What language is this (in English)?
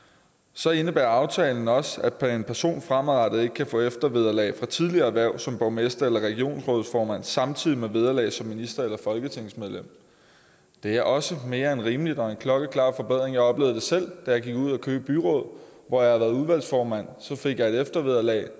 Danish